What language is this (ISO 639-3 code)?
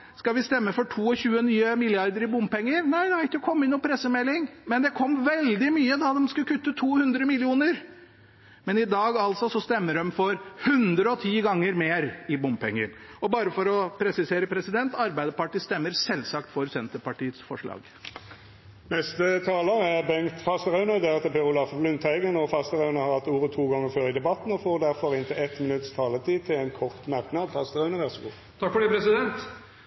nor